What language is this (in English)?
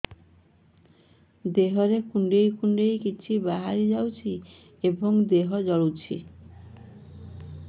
Odia